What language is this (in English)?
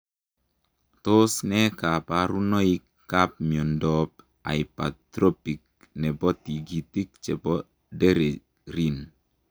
Kalenjin